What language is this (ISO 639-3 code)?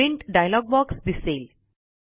mar